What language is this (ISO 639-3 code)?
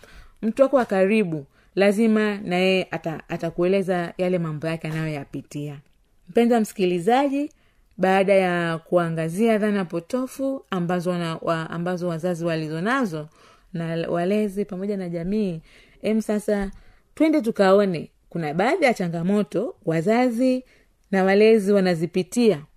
swa